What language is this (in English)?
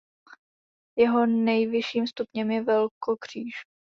Czech